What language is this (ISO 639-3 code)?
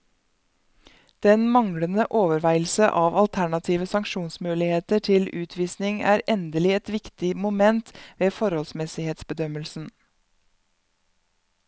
nor